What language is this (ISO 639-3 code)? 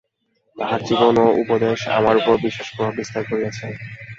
ben